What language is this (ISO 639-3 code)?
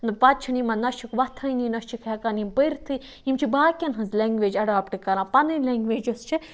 kas